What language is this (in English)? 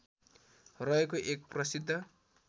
Nepali